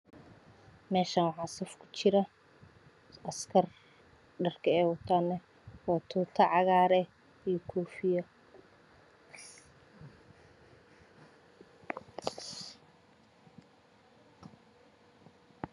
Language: Somali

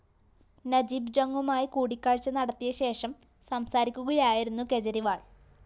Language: Malayalam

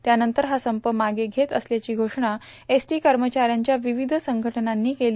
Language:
Marathi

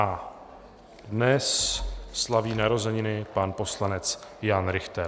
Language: Czech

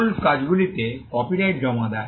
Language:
Bangla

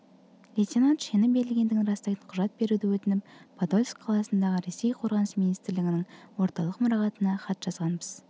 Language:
Kazakh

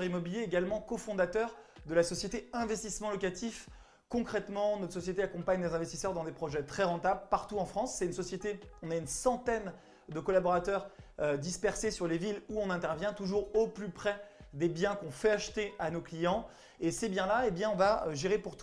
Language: French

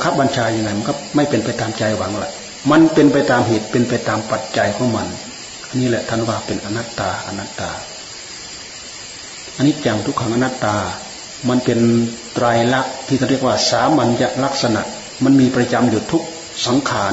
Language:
Thai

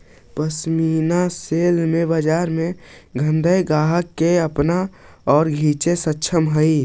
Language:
Magahi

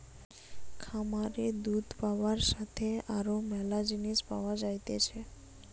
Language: Bangla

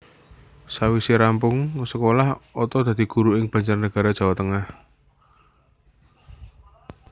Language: Javanese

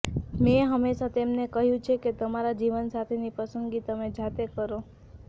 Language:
Gujarati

